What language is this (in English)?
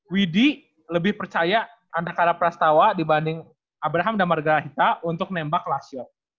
Indonesian